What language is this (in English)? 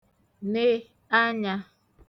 Igbo